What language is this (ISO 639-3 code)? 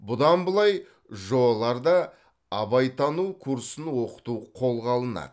kaz